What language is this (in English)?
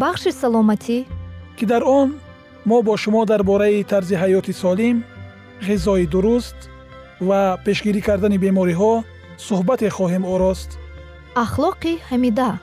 Persian